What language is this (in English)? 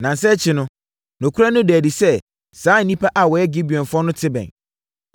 Akan